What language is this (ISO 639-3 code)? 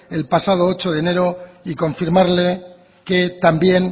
spa